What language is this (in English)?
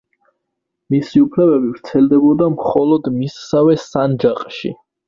Georgian